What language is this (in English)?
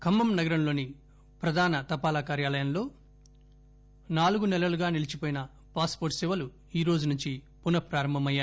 Telugu